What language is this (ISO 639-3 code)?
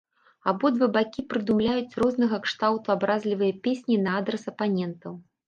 bel